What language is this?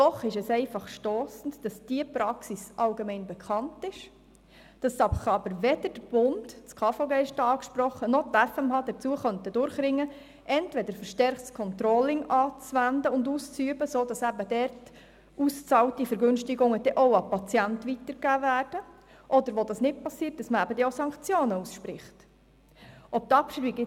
Swiss German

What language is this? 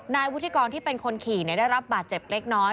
Thai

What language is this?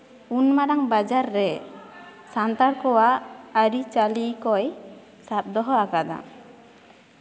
Santali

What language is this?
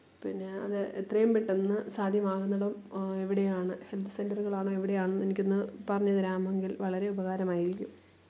Malayalam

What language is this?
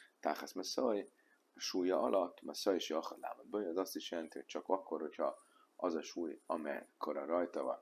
Hungarian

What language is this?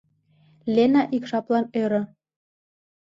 Mari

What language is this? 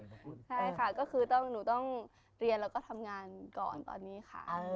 Thai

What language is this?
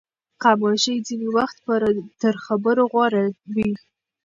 Pashto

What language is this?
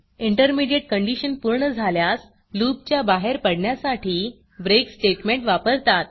Marathi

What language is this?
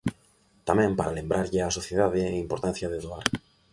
Galician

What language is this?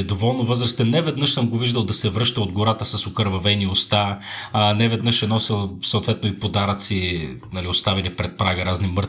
Bulgarian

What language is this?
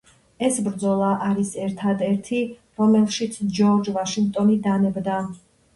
Georgian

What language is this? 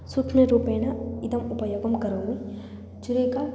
Sanskrit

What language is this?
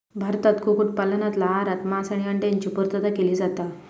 Marathi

